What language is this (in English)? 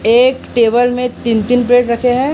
Hindi